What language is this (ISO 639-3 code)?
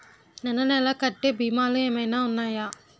tel